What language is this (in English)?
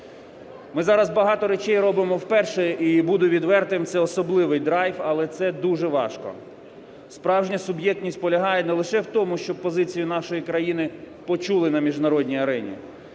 Ukrainian